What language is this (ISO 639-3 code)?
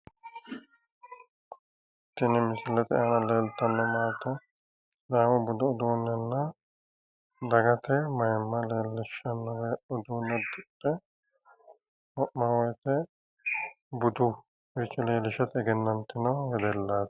sid